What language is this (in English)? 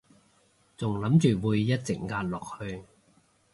Cantonese